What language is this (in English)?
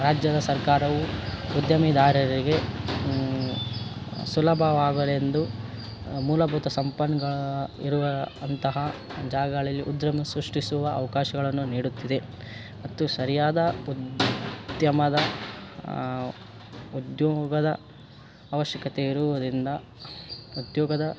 Kannada